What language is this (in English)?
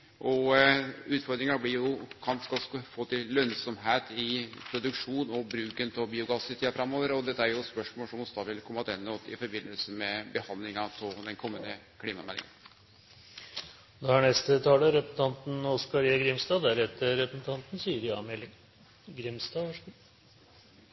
Norwegian Nynorsk